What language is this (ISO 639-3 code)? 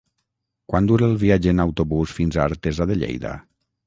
cat